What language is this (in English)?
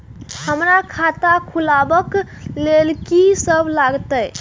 Maithili